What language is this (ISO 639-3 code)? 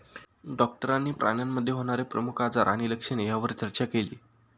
mar